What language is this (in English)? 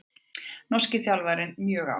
Icelandic